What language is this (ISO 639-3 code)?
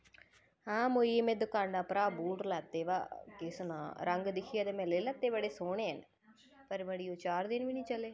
doi